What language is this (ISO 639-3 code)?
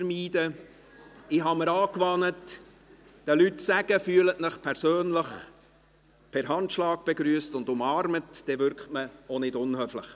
gsw